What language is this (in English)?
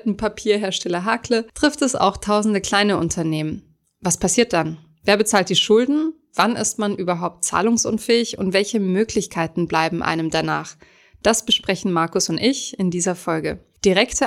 German